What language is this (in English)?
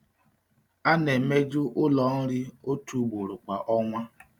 Igbo